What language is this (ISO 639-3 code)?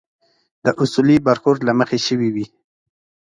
pus